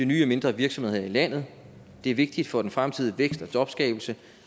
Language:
Danish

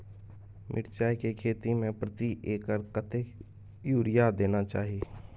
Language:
Maithili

